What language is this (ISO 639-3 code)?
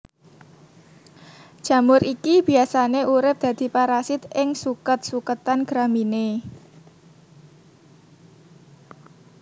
jav